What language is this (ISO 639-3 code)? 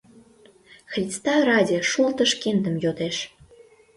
chm